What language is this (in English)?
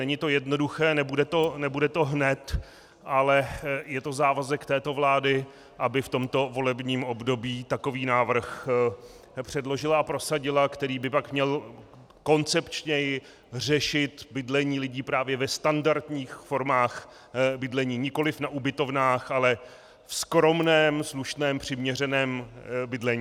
Czech